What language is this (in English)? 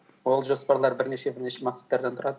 Kazakh